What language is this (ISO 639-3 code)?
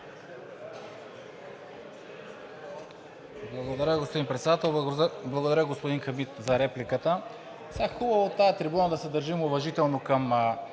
bul